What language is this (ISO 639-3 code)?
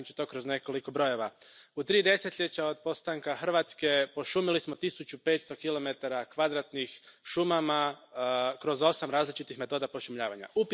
hrv